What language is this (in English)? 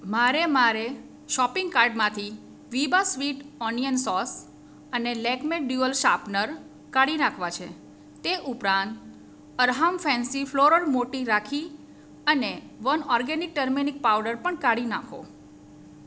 Gujarati